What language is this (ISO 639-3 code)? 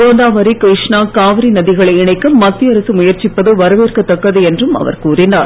tam